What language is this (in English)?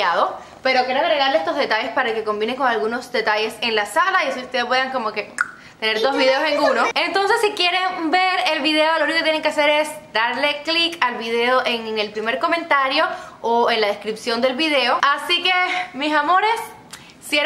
Spanish